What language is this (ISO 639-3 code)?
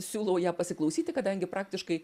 lit